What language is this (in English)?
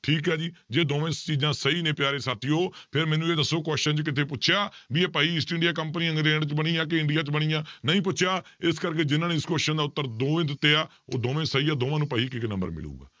Punjabi